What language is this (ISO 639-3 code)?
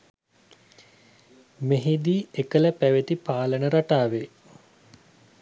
sin